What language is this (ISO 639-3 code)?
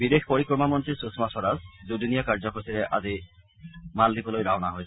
asm